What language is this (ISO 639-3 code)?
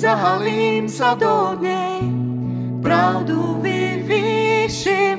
slk